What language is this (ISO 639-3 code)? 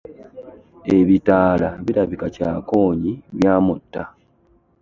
lug